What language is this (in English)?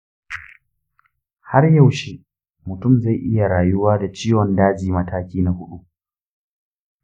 Hausa